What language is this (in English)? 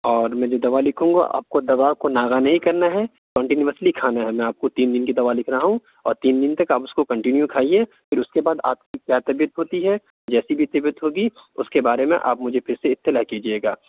Urdu